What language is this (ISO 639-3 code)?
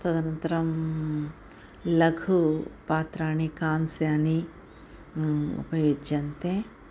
san